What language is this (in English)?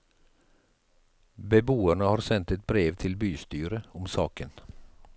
Norwegian